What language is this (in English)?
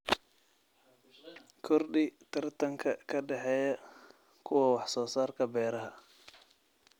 Somali